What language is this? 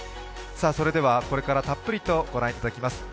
Japanese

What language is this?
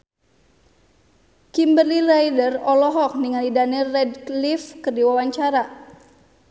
Sundanese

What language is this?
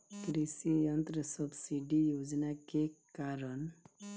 Bhojpuri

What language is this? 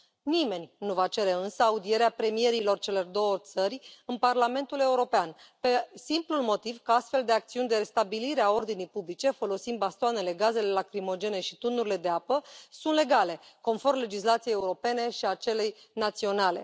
Romanian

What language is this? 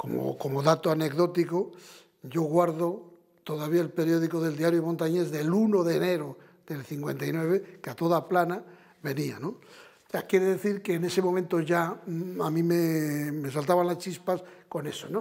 Spanish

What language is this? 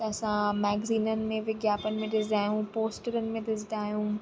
Sindhi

